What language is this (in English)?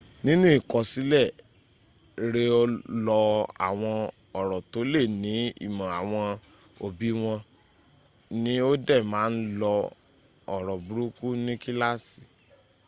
Yoruba